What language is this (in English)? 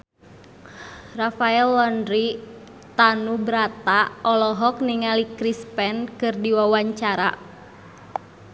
Sundanese